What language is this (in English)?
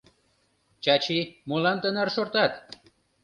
Mari